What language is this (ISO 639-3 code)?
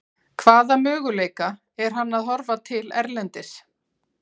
isl